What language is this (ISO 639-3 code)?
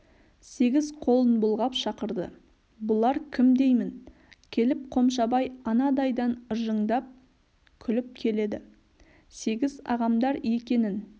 kaz